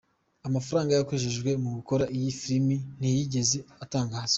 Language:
Kinyarwanda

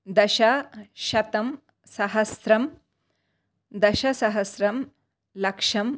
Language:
Sanskrit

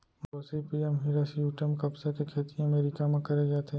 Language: Chhattisgarhi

